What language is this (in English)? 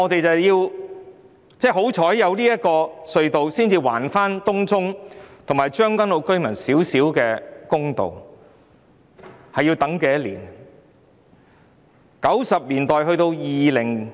Cantonese